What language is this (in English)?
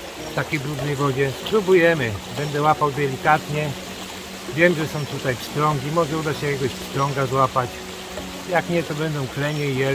Polish